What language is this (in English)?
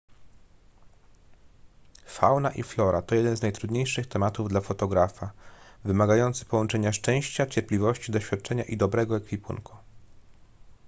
Polish